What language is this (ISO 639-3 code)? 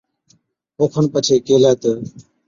odk